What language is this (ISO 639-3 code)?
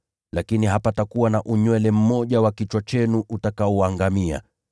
swa